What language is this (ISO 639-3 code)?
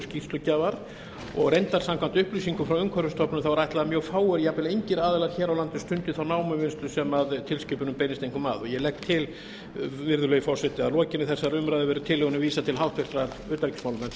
isl